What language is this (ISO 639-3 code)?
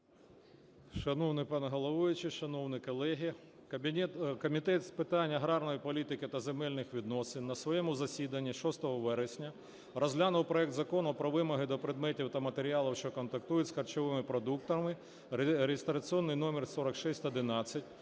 ukr